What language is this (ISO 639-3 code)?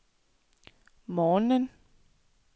dan